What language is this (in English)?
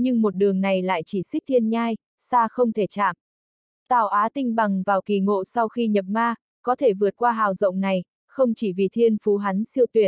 Vietnamese